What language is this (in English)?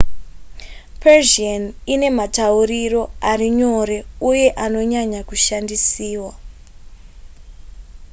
Shona